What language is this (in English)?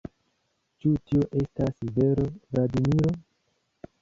Esperanto